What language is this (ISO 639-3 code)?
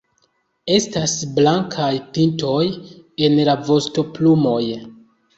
epo